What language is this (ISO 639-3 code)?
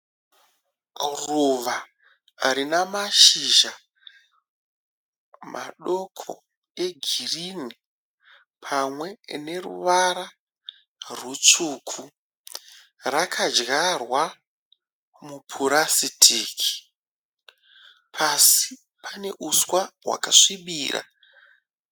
sna